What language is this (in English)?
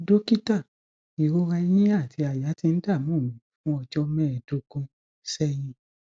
Yoruba